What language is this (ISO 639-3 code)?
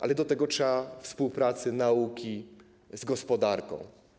pol